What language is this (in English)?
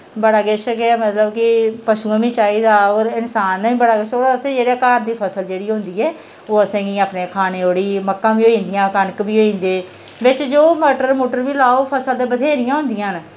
Dogri